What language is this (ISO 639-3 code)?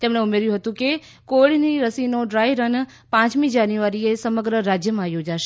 guj